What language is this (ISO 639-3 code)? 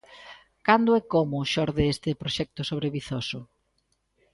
glg